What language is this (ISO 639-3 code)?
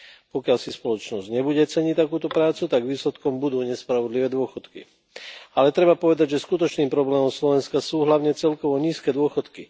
slk